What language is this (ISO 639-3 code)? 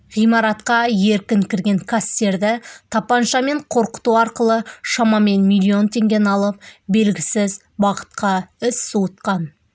kaz